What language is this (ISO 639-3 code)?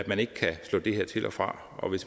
dan